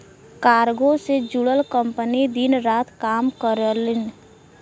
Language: Bhojpuri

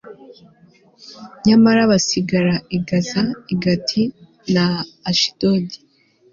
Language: Kinyarwanda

